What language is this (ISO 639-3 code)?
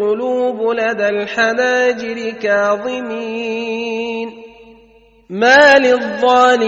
ara